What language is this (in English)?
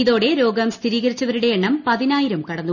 Malayalam